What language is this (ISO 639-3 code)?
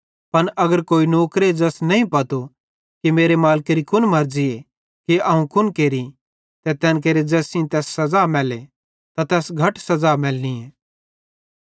bhd